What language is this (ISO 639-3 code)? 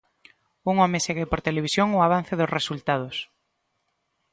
glg